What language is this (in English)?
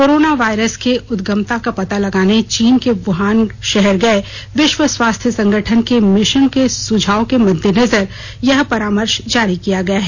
Hindi